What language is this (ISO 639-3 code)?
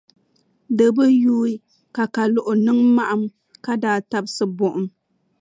dag